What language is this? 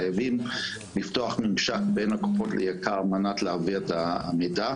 Hebrew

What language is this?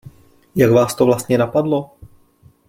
Czech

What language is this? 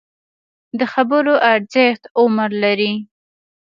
Pashto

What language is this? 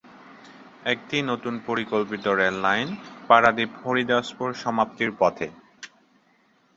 Bangla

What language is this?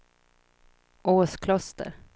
Swedish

